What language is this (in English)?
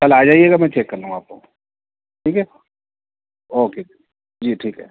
Urdu